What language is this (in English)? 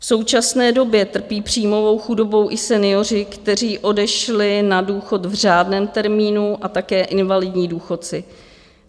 Czech